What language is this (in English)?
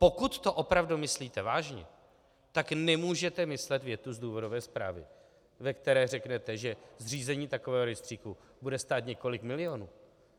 Czech